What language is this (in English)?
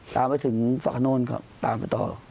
Thai